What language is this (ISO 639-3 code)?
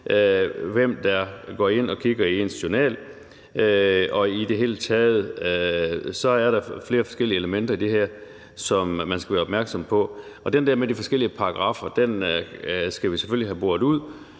dan